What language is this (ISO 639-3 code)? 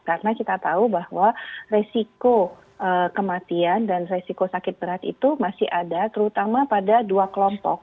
ind